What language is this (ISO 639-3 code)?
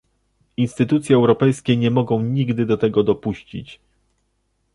pol